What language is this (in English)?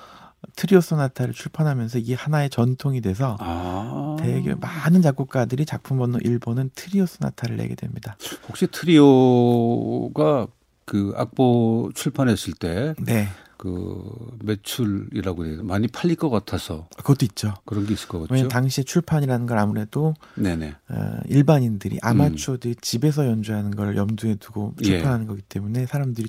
Korean